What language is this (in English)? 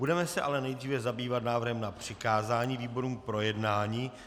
Czech